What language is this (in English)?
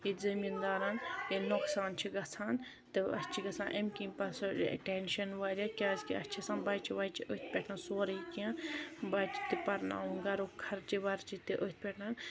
Kashmiri